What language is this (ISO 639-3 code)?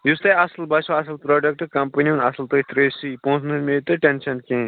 kas